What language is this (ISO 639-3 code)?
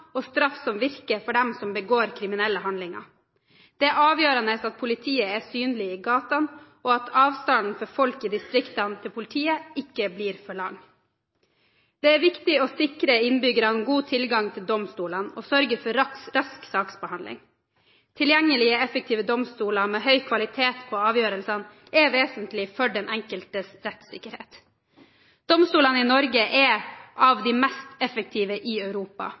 nob